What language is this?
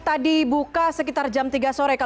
Indonesian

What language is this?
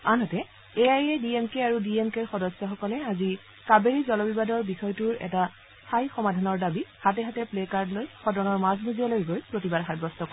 Assamese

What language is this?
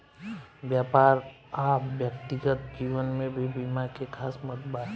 Bhojpuri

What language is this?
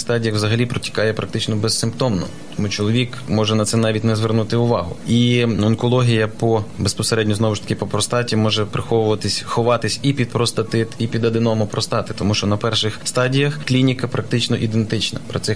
Ukrainian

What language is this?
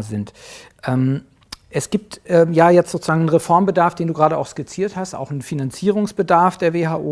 German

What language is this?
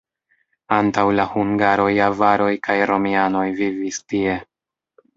Esperanto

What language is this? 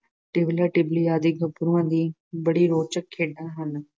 Punjabi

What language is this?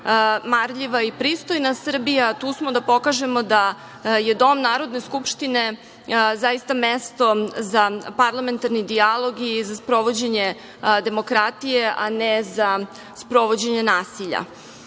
Serbian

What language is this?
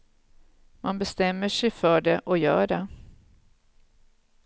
Swedish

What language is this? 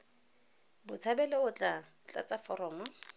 Tswana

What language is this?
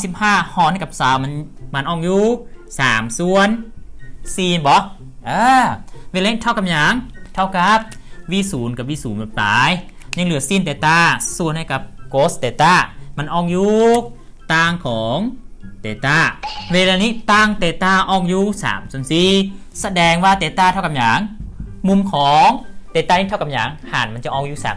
Thai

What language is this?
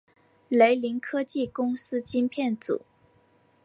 Chinese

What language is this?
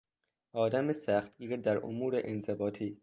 Persian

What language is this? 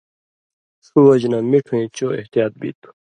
Indus Kohistani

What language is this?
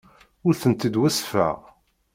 Kabyle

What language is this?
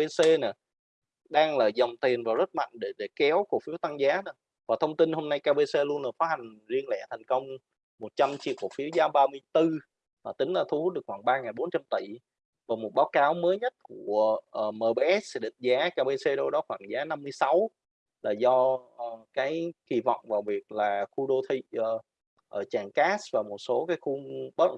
Vietnamese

